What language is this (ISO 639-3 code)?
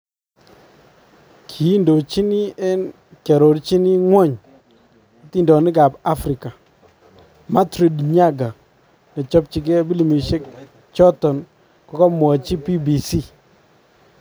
kln